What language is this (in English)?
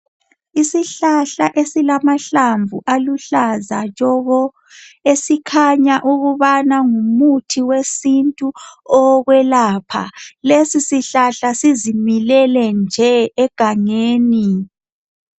North Ndebele